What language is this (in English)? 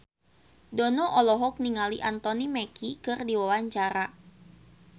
Sundanese